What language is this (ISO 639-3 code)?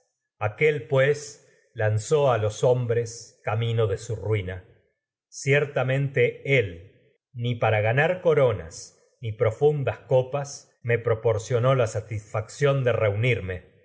spa